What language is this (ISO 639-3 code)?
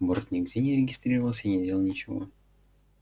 rus